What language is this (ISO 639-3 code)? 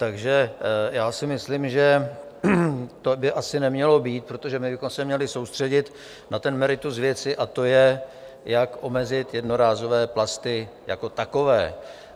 ces